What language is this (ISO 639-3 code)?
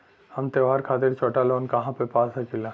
bho